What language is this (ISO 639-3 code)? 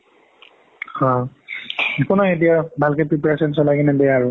asm